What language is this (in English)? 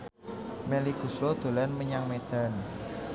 Javanese